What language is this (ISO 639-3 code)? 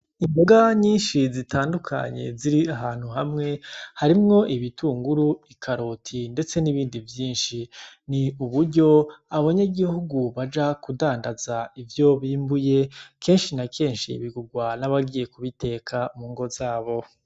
run